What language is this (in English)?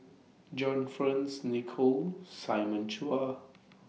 English